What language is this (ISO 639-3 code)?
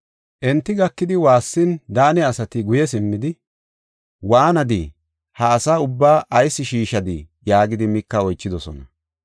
gof